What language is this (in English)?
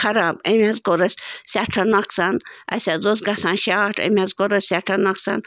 Kashmiri